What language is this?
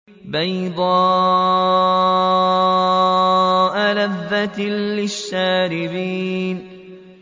Arabic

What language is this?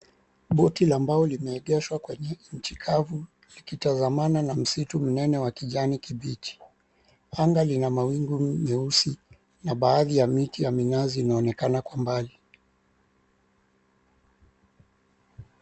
Swahili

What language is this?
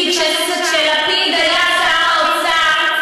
Hebrew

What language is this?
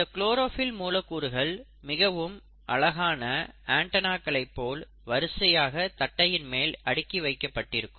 Tamil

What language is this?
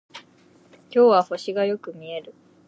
Japanese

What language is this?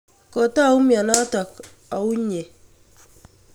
Kalenjin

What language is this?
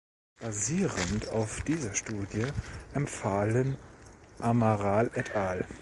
German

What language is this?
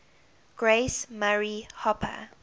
English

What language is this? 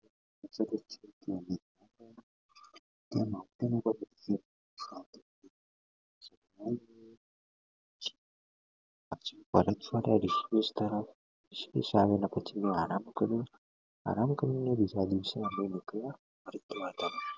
Gujarati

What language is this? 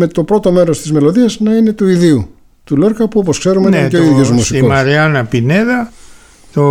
Greek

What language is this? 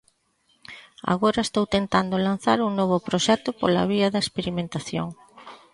Galician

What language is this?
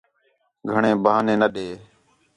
Khetrani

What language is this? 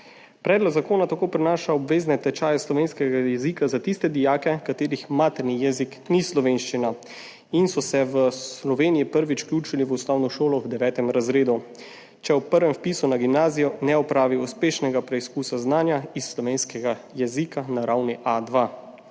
Slovenian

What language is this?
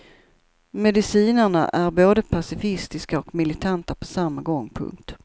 Swedish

